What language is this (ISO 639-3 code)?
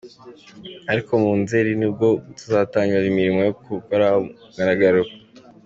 kin